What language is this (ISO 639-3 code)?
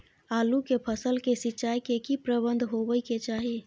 mai